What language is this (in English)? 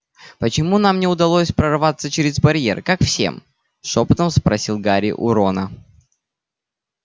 Russian